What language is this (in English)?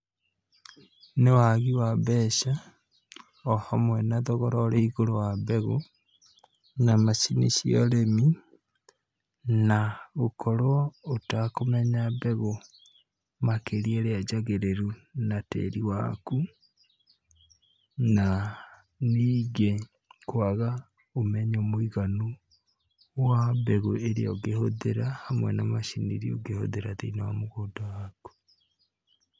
Kikuyu